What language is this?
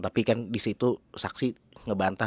Indonesian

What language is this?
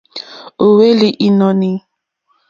Mokpwe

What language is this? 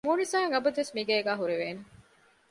Divehi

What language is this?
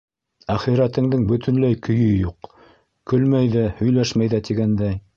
Bashkir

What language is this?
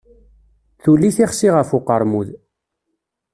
Kabyle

